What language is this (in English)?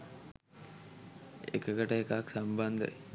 Sinhala